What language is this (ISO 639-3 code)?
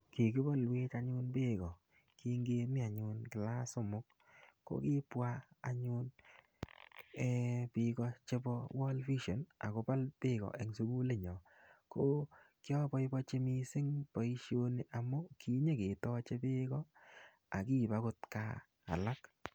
kln